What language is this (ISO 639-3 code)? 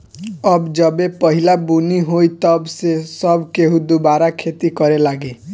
bho